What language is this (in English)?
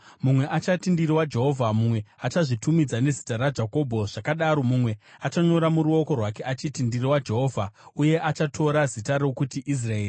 Shona